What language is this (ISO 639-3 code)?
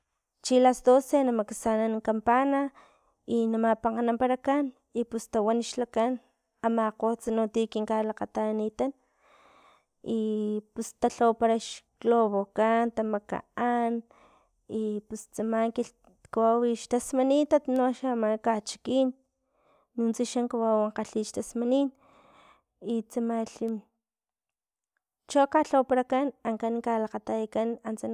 tlp